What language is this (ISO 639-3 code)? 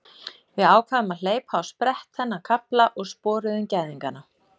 isl